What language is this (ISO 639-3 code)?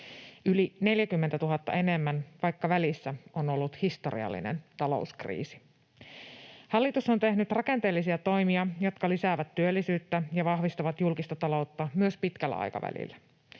fin